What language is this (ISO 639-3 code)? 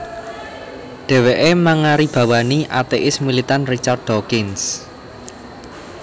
jav